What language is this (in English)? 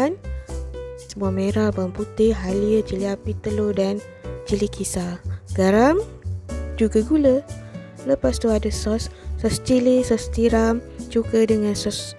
Malay